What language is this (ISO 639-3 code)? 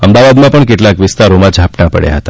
guj